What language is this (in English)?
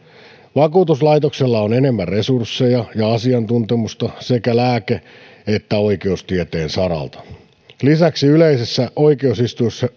Finnish